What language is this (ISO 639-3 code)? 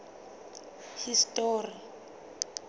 sot